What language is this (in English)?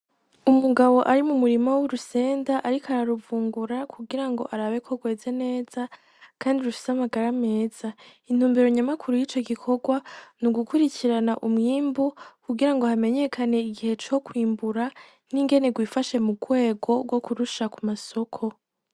Rundi